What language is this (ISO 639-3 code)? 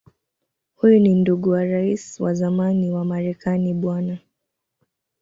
swa